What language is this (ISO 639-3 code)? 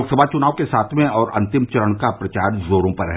hin